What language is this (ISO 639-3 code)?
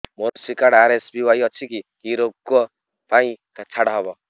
ori